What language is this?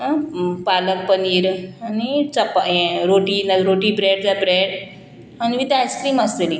Konkani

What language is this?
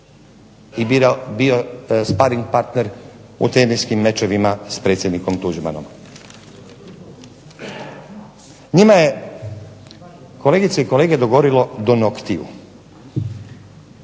Croatian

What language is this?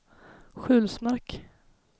Swedish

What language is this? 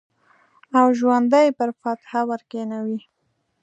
Pashto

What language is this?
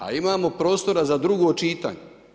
Croatian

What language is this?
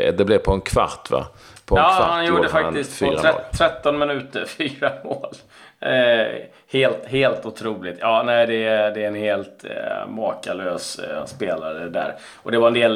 Swedish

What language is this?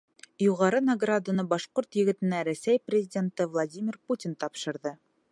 Bashkir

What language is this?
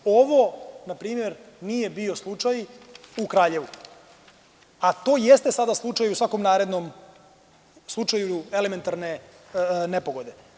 Serbian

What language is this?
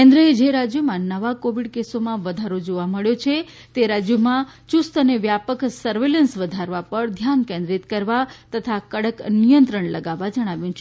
Gujarati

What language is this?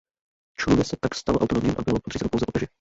Czech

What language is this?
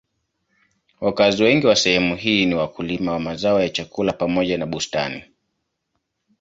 Swahili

